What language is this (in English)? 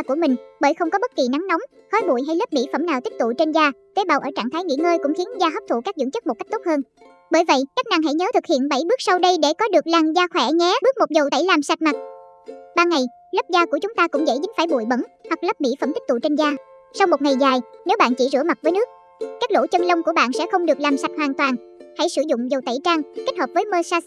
Vietnamese